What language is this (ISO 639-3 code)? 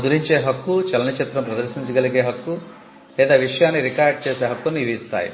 tel